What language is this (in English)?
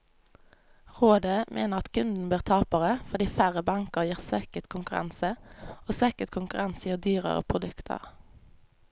Norwegian